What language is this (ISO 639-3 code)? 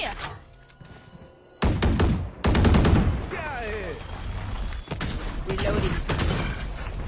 vie